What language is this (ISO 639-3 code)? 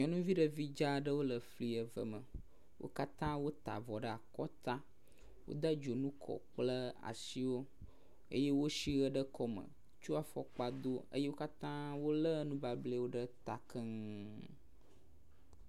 ewe